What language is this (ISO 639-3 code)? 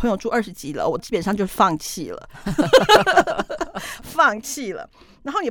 zho